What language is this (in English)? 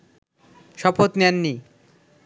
Bangla